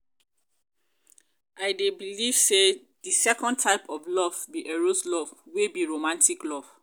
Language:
Nigerian Pidgin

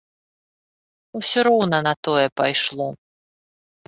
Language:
Belarusian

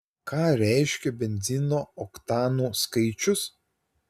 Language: Lithuanian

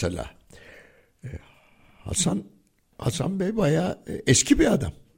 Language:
Turkish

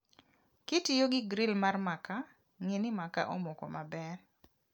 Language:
Luo (Kenya and Tanzania)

